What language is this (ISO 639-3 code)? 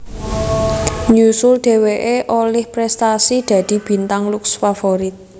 jav